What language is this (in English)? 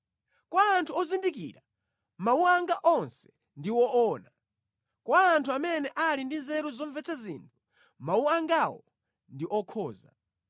Nyanja